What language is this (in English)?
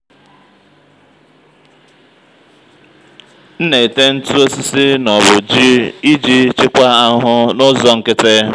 Igbo